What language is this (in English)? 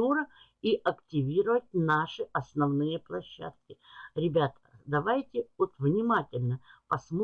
Russian